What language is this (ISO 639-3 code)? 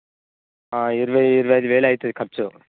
tel